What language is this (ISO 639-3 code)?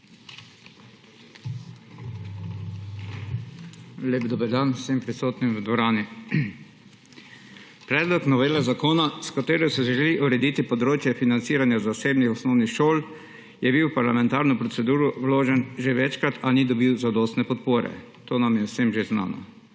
slv